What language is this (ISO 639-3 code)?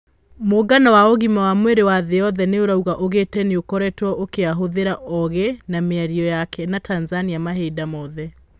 kik